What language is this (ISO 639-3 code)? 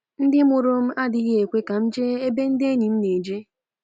ibo